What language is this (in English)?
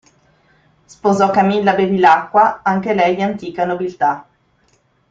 Italian